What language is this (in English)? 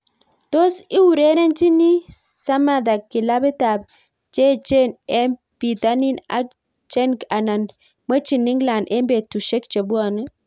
Kalenjin